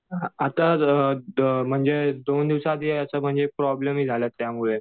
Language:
Marathi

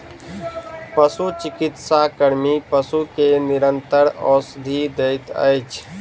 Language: Maithili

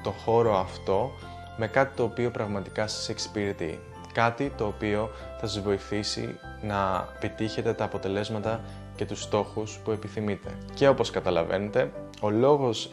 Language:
Greek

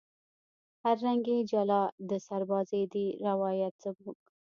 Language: Pashto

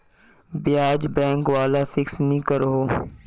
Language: Magahi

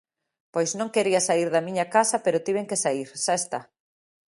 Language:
Galician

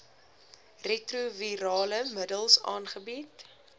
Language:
Afrikaans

